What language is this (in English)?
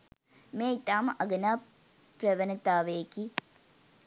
Sinhala